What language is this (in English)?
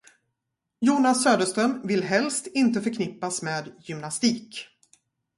Swedish